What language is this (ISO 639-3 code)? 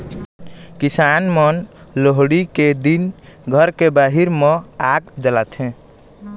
hne